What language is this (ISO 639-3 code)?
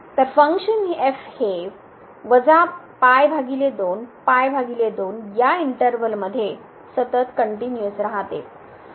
mar